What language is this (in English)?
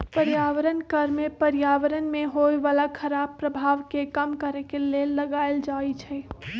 Magahi